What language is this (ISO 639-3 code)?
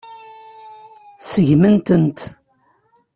kab